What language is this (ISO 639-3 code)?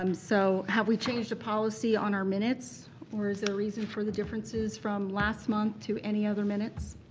eng